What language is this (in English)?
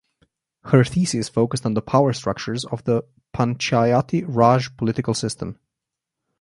English